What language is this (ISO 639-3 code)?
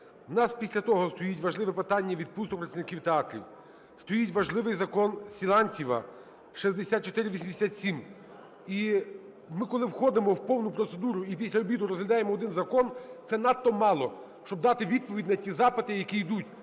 ukr